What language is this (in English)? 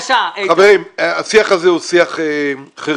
Hebrew